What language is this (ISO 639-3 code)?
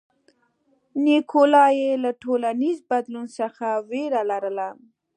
pus